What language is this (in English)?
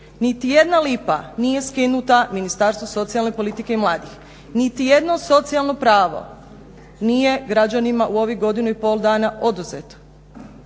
Croatian